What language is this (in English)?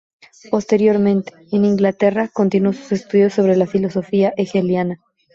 Spanish